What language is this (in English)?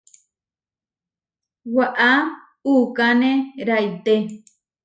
Huarijio